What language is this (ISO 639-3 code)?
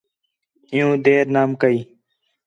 xhe